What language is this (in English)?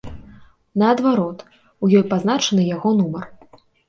Belarusian